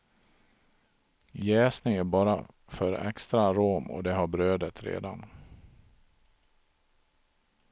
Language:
Swedish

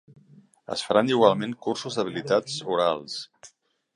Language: Catalan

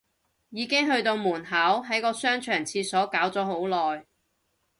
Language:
Cantonese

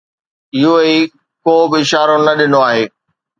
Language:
Sindhi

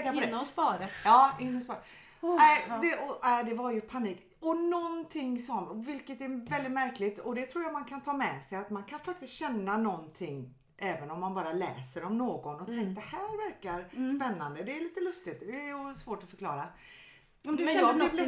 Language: Swedish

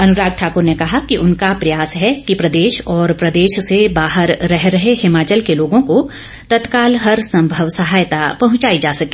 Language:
Hindi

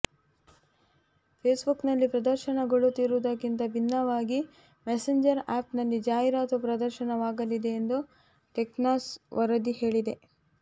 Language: Kannada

